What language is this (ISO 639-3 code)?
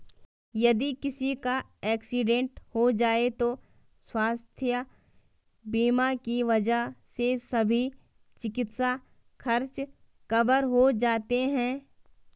hin